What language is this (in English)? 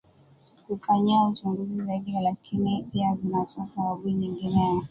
Swahili